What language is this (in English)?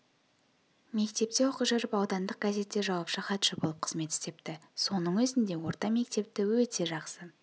Kazakh